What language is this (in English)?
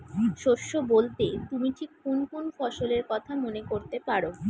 Bangla